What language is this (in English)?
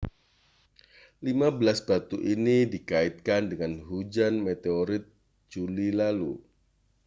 Indonesian